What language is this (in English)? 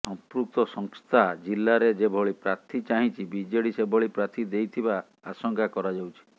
Odia